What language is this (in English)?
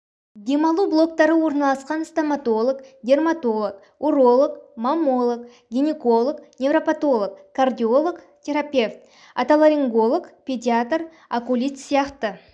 Kazakh